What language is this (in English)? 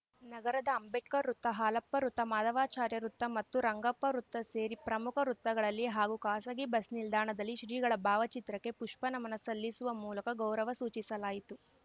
Kannada